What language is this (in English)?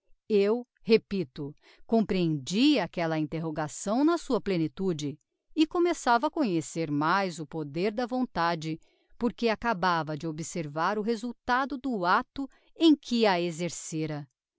Portuguese